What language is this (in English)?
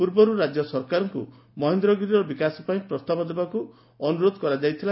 Odia